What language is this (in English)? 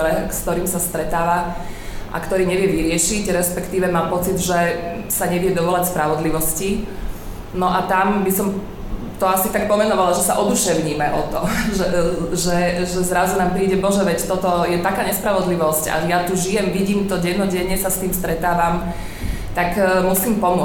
Slovak